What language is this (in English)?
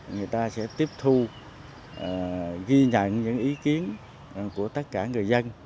Vietnamese